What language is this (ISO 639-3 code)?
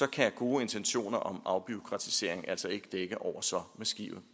dan